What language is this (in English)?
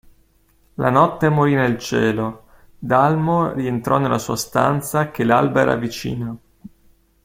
Italian